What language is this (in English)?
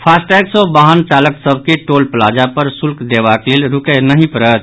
Maithili